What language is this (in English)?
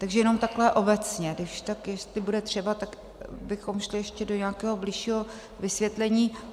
Czech